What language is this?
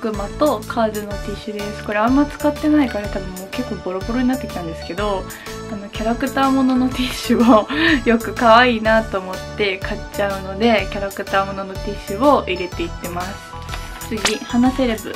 Japanese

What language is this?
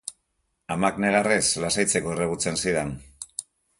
Basque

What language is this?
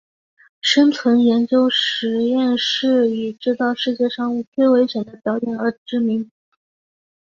Chinese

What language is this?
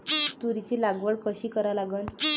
Marathi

